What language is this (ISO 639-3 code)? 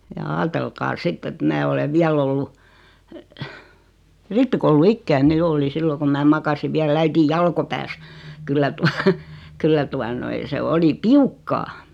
fin